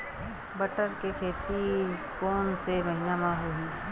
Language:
Chhattisgarhi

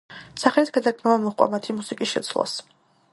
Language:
Georgian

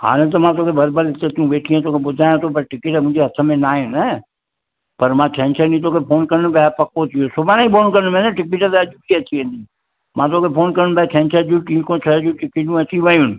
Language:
Sindhi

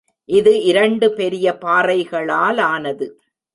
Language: Tamil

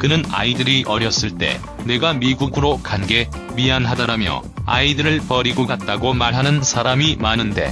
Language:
Korean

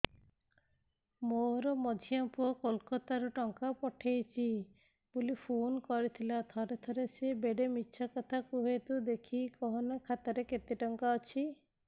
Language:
Odia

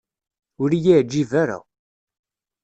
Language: Kabyle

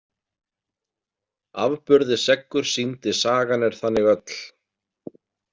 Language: Icelandic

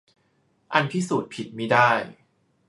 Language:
Thai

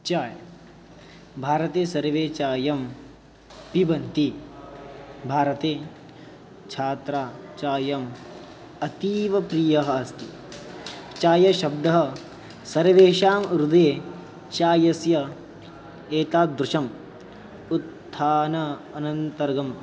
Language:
Sanskrit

